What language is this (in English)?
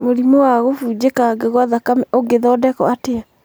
Kikuyu